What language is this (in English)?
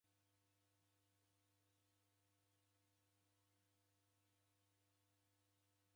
Taita